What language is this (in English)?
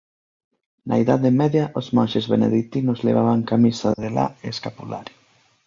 Galician